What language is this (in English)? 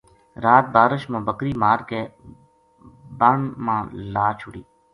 Gujari